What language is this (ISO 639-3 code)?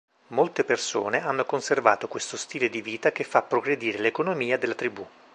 ita